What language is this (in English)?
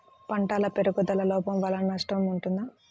Telugu